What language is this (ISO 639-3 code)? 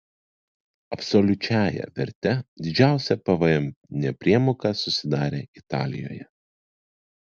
lit